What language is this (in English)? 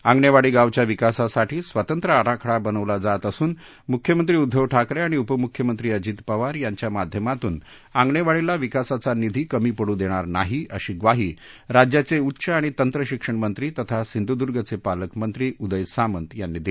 Marathi